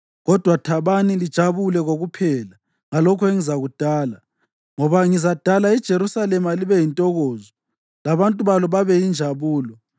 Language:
North Ndebele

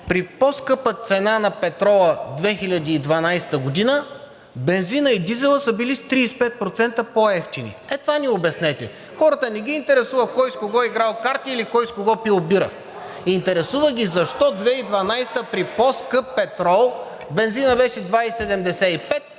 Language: Bulgarian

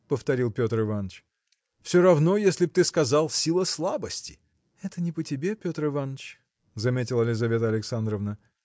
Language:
Russian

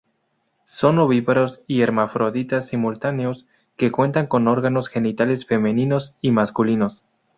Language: Spanish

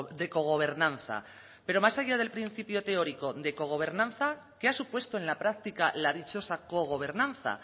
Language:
Spanish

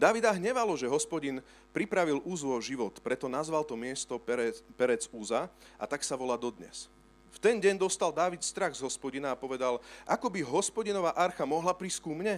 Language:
Slovak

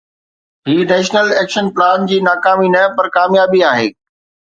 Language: Sindhi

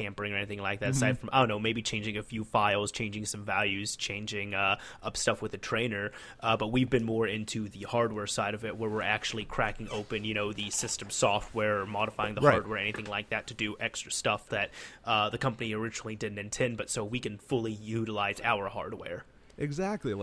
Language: English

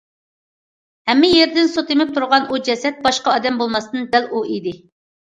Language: Uyghur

